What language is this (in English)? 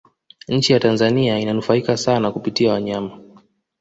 Swahili